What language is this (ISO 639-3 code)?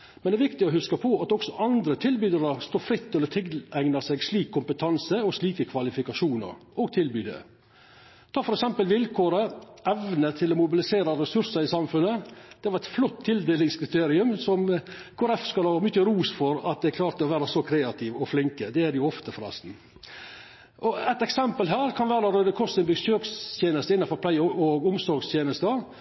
nno